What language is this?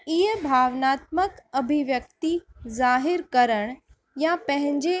Sindhi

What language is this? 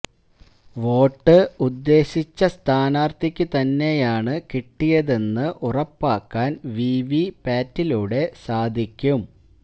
Malayalam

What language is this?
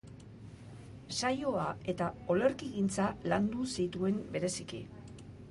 Basque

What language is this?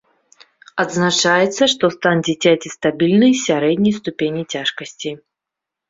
Belarusian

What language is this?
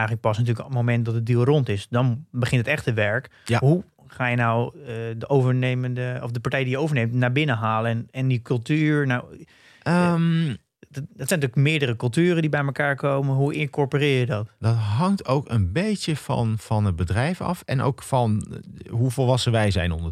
Dutch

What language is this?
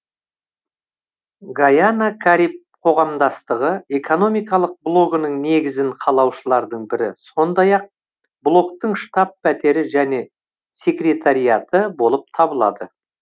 Kazakh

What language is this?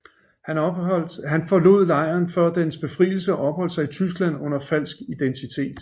Danish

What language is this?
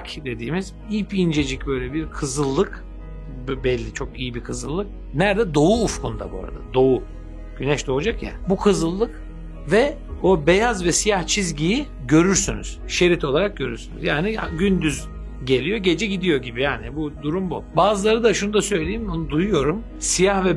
Turkish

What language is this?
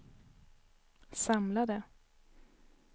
Swedish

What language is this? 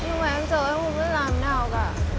Vietnamese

